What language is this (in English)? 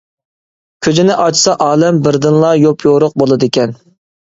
Uyghur